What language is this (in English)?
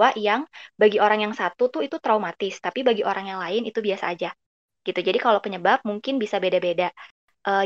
Indonesian